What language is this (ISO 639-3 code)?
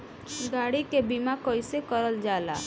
bho